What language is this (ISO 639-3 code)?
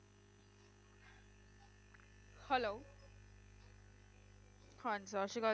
pan